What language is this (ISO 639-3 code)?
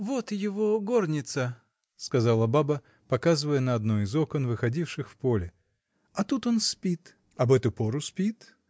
rus